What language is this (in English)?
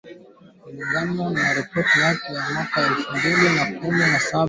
Swahili